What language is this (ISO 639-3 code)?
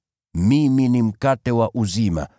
swa